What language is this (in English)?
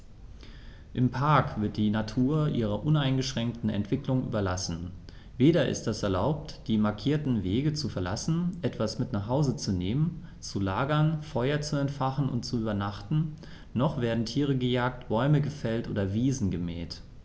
German